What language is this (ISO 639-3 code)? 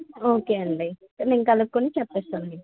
tel